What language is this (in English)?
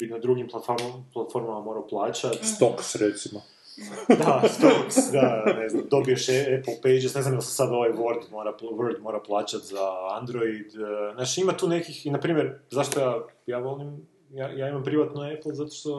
Croatian